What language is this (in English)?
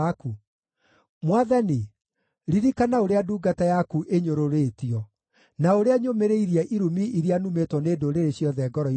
Kikuyu